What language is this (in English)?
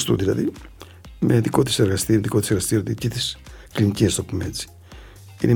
Greek